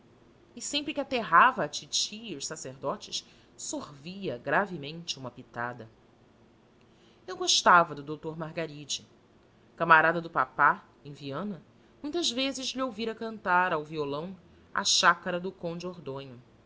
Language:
Portuguese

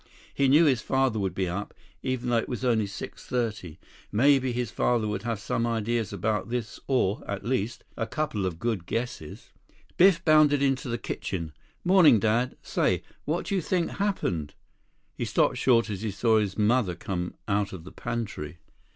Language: English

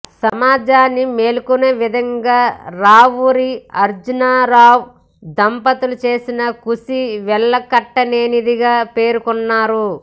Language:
Telugu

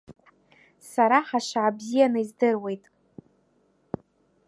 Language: Abkhazian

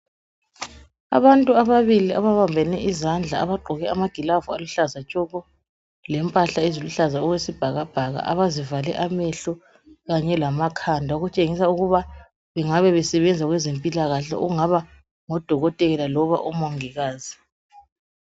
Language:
North Ndebele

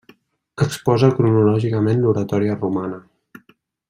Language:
Catalan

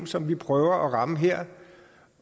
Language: Danish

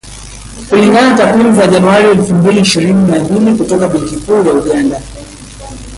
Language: Swahili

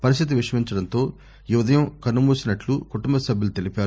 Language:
Telugu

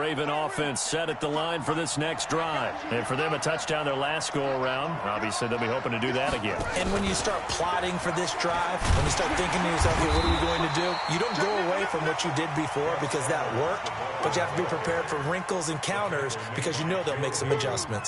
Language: English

